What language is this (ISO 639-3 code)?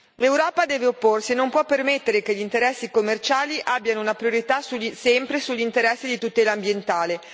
ita